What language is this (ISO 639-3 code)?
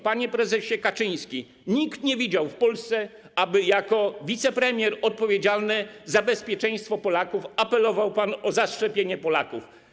pol